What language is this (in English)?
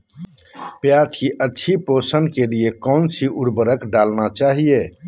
Magahi